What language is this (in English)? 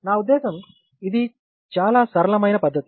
Telugu